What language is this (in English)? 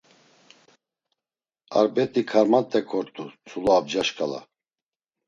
Laz